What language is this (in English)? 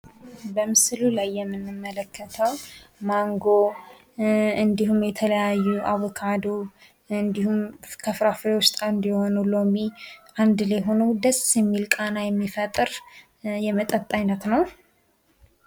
Amharic